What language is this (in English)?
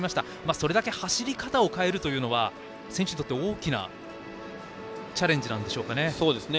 Japanese